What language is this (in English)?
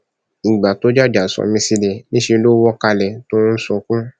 Yoruba